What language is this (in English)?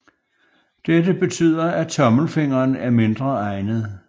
Danish